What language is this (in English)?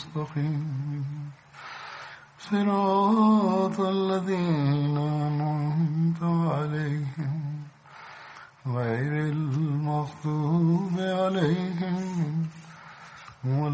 Tamil